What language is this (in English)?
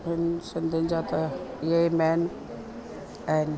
Sindhi